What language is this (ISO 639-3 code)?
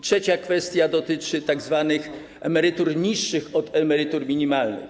pol